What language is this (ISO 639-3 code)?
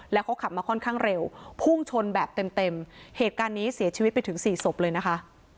tha